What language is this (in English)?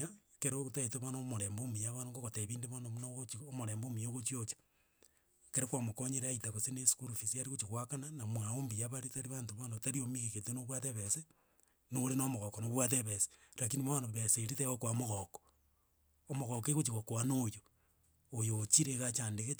Gusii